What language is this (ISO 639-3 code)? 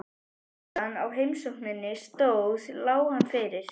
isl